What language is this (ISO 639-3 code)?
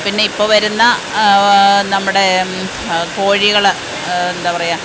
mal